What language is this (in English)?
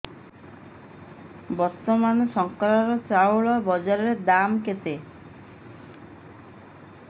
Odia